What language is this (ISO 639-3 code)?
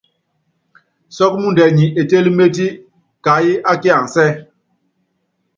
yav